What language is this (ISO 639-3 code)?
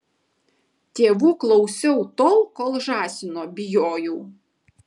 lit